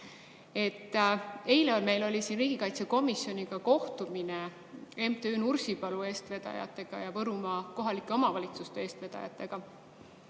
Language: Estonian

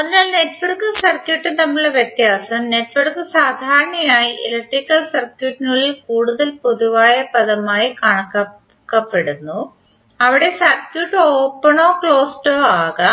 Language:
Malayalam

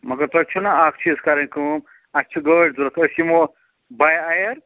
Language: Kashmiri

